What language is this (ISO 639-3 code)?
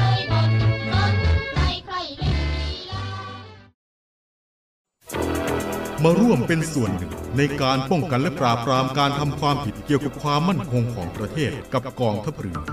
tha